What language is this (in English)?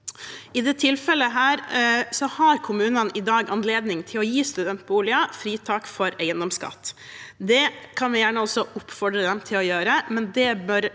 Norwegian